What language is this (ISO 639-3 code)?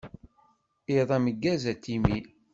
kab